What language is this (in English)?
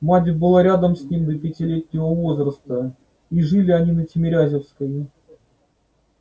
Russian